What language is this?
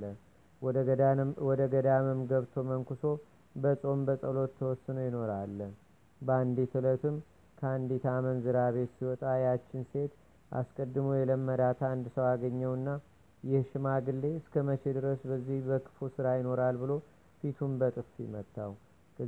Amharic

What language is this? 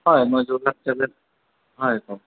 Assamese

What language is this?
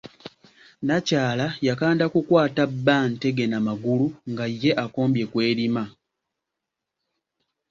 Ganda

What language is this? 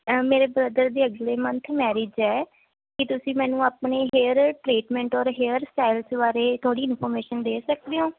Punjabi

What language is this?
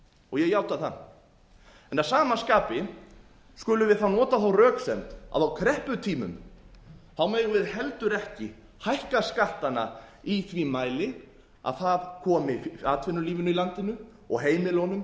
Icelandic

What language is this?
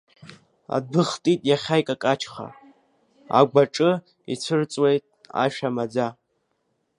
Abkhazian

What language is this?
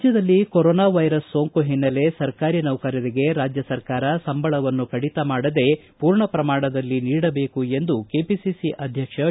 Kannada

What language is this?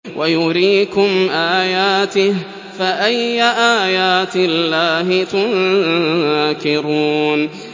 Arabic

